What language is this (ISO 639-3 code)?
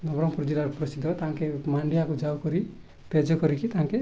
ori